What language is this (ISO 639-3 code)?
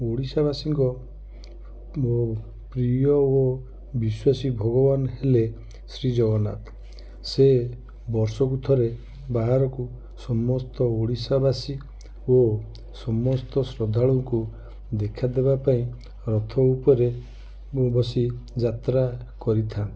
ori